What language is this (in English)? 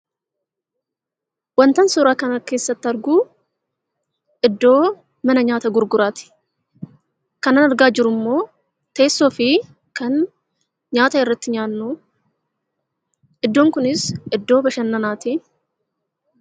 Oromo